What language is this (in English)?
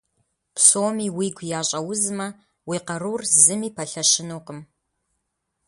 Kabardian